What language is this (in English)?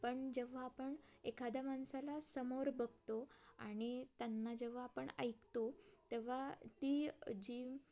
Marathi